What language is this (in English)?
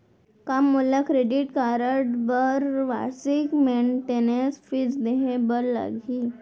Chhattisgarhi